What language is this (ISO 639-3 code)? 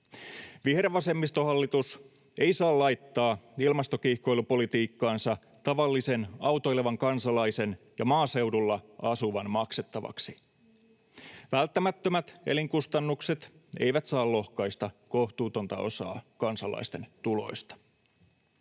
fin